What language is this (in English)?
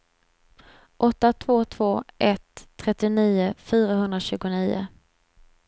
Swedish